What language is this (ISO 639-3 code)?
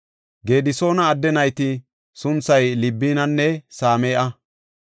gof